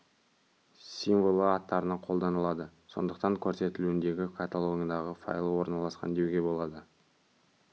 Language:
Kazakh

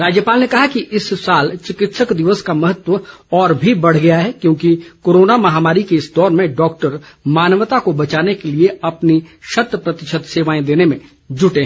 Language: Hindi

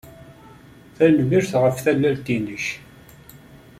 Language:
Kabyle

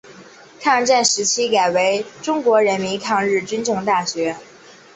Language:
Chinese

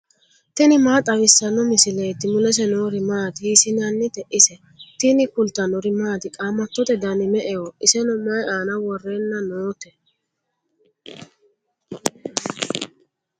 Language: Sidamo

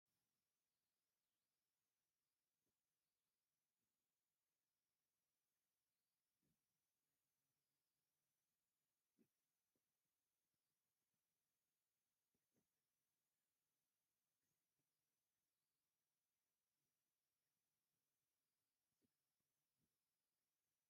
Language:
Tigrinya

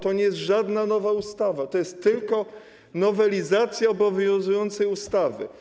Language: Polish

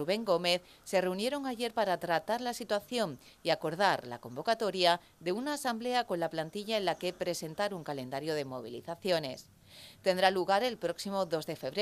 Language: Spanish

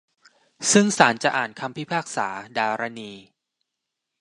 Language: Thai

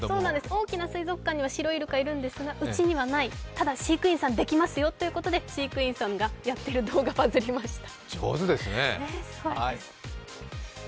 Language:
Japanese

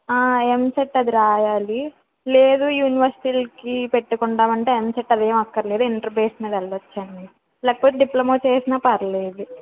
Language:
Telugu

